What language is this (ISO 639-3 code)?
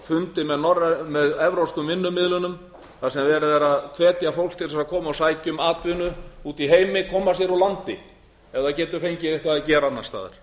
isl